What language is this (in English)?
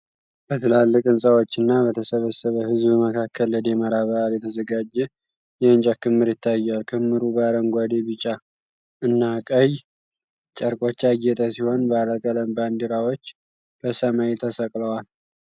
Amharic